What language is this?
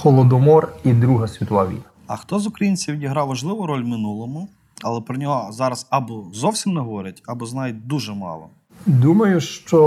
Ukrainian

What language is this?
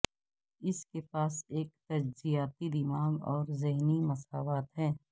Urdu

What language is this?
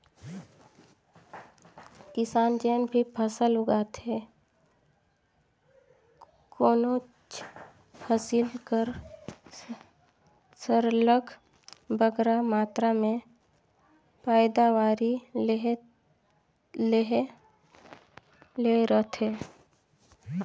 Chhattisgarhi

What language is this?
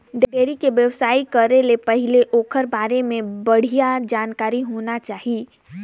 Chhattisgarhi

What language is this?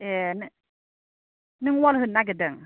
Bodo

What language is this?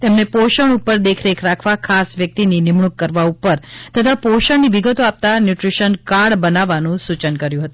Gujarati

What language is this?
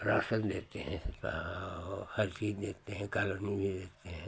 Hindi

